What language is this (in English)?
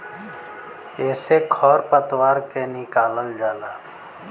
Bhojpuri